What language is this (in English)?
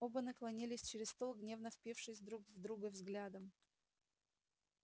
Russian